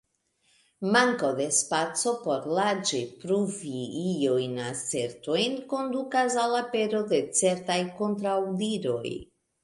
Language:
Esperanto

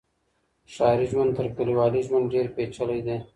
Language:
Pashto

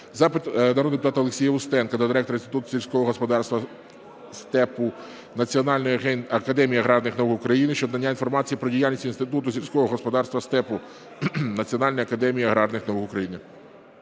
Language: Ukrainian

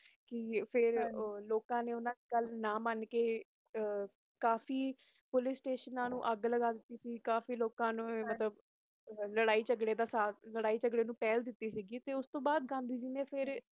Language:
Punjabi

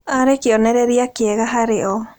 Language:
Kikuyu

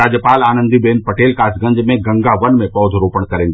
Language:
Hindi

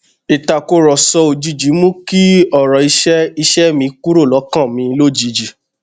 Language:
Yoruba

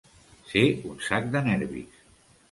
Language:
Catalan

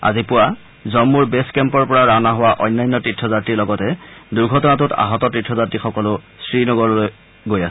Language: Assamese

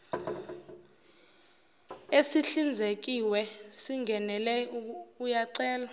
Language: Zulu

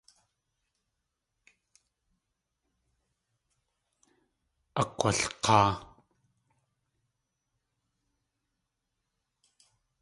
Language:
Tlingit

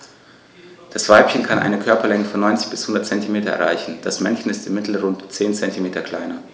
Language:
German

